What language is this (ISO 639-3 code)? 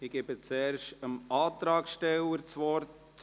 gsw